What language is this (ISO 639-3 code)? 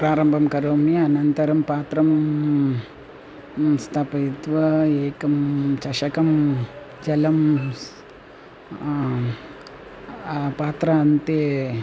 san